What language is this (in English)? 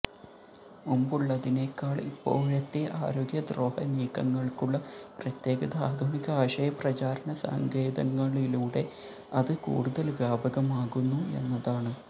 Malayalam